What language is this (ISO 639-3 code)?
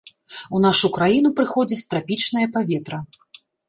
bel